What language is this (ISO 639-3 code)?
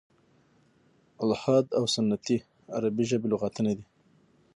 pus